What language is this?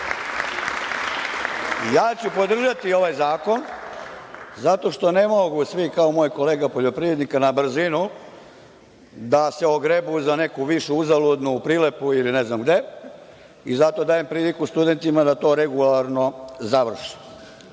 Serbian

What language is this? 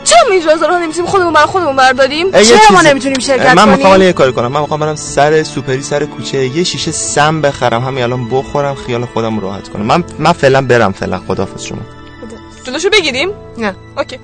Persian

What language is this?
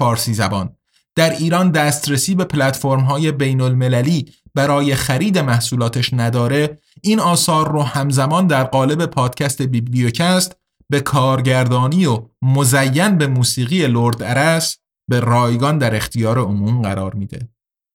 Persian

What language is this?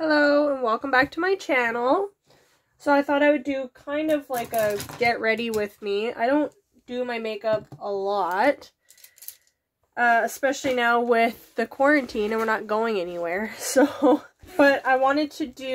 English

